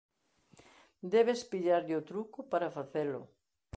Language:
Galician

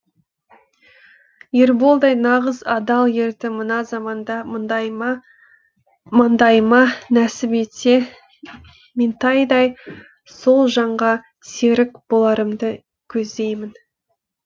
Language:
Kazakh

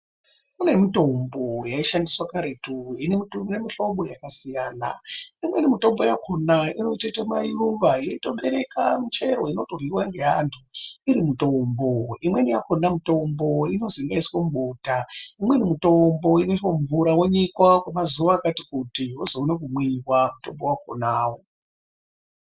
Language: Ndau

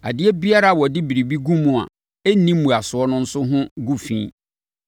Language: Akan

